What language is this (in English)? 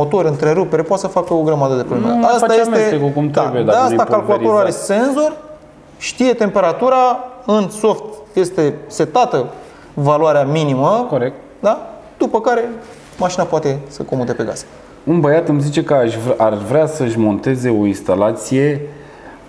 Romanian